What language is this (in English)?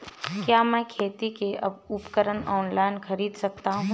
Hindi